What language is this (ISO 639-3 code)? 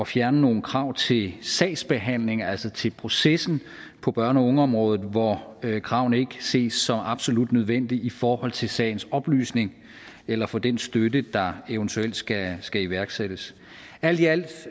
dan